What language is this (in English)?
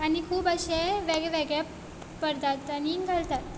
Konkani